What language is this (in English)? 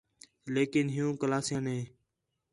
Khetrani